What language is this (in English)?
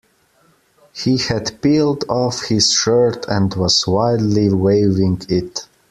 English